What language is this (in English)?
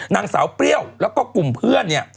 Thai